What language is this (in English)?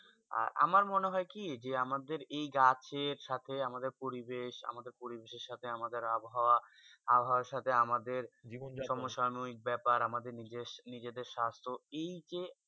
Bangla